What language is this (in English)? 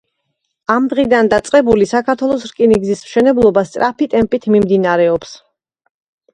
Georgian